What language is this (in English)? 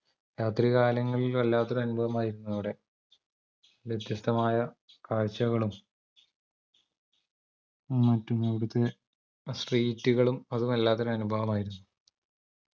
Malayalam